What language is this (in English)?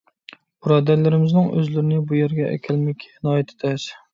Uyghur